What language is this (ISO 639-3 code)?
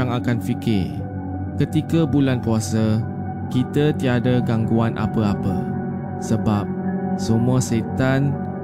msa